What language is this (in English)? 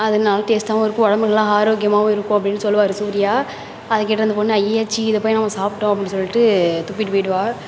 Tamil